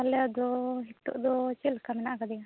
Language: Santali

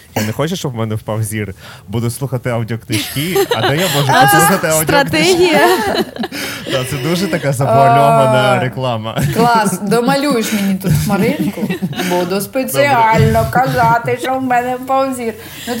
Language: Ukrainian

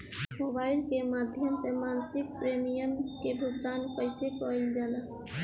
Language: Bhojpuri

